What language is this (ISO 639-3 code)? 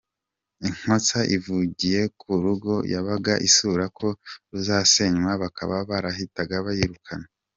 kin